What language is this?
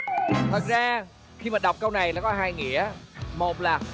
Vietnamese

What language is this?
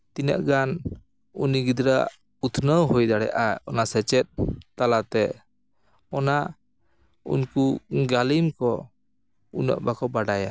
Santali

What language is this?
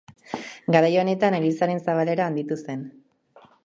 Basque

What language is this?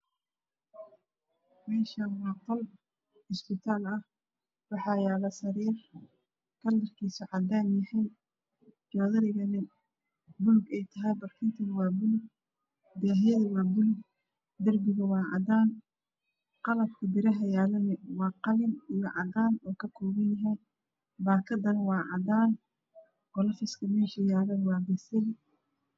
Somali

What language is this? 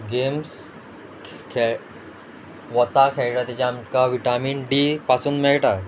Konkani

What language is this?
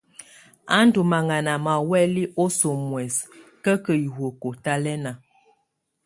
Tunen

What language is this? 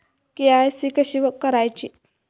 Marathi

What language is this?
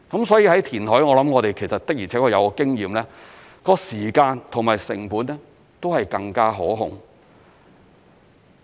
Cantonese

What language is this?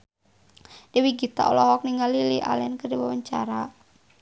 Sundanese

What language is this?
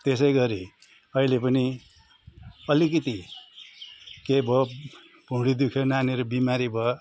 Nepali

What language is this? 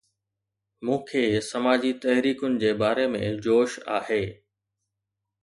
Sindhi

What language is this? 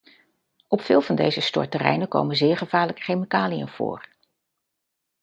Dutch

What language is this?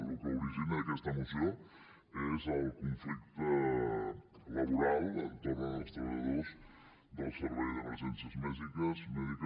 Catalan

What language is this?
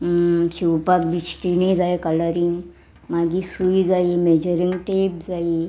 Konkani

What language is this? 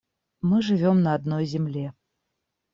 Russian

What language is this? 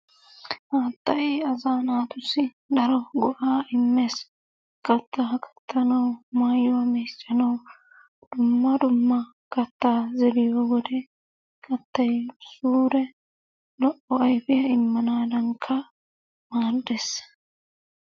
Wolaytta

